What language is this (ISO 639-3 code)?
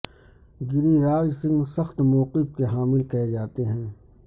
urd